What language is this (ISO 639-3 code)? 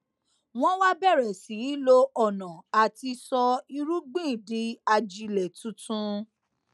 yor